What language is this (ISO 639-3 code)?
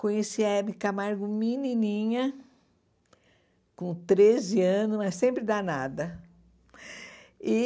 por